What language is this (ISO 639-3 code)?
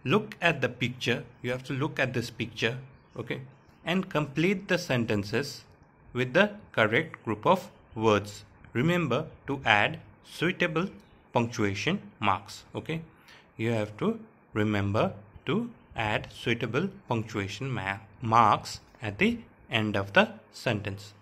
eng